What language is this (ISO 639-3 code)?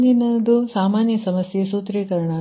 kan